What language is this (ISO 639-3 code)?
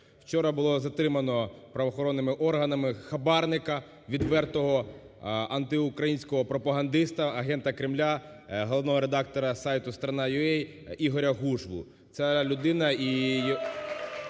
ukr